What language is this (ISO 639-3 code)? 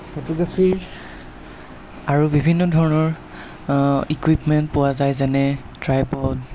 asm